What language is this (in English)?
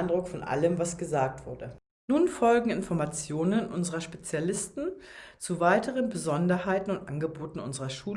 German